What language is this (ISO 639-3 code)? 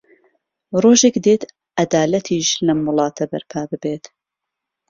ckb